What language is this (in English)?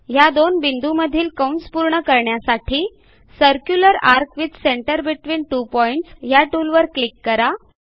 Marathi